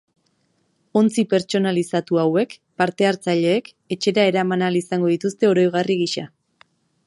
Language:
Basque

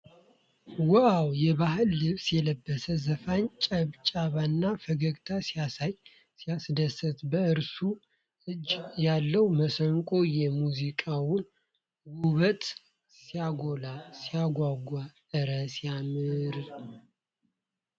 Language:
Amharic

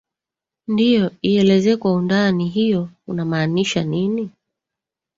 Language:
Swahili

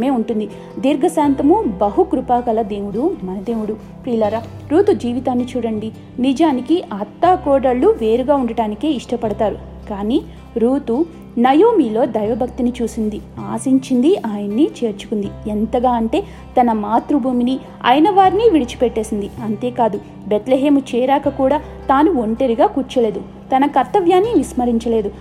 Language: Telugu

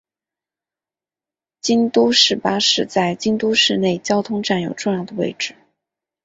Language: Chinese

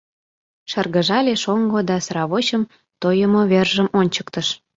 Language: Mari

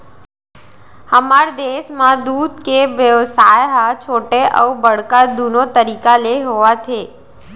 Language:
Chhattisgarhi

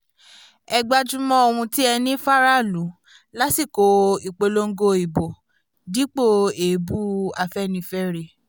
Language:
Yoruba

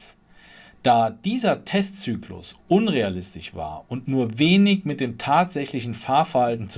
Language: German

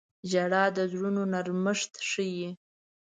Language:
Pashto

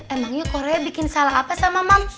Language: Indonesian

